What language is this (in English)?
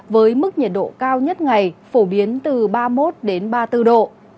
Vietnamese